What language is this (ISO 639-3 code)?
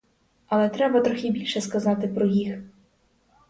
ukr